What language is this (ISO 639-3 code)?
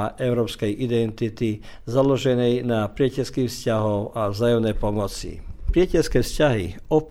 hrv